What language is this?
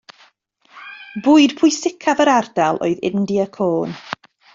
Welsh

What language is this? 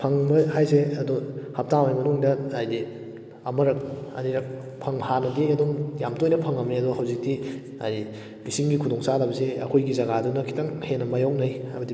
Manipuri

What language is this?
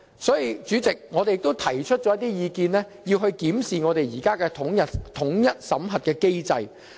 Cantonese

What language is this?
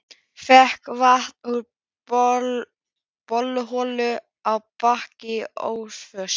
Icelandic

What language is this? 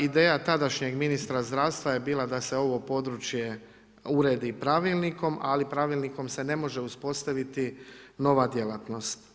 Croatian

